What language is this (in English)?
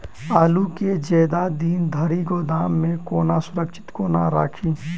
Maithili